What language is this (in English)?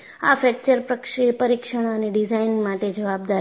Gujarati